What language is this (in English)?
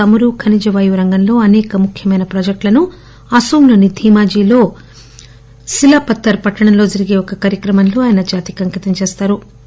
Telugu